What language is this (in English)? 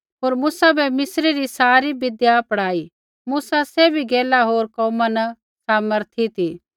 Kullu Pahari